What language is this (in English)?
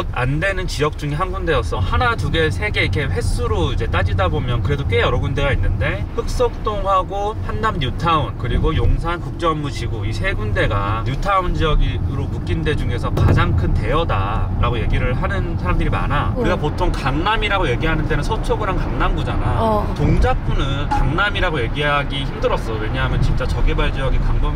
Korean